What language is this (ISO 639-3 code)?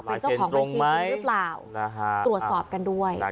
tha